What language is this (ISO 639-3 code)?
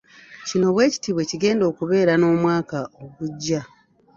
lug